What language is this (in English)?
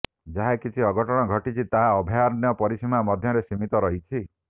Odia